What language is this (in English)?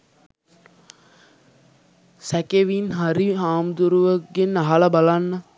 Sinhala